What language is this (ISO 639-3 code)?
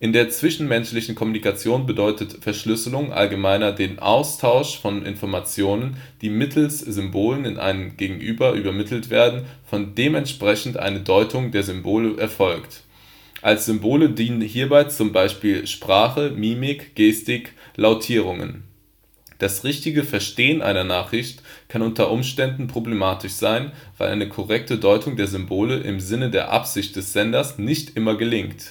deu